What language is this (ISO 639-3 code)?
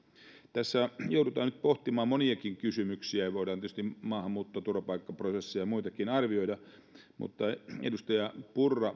fin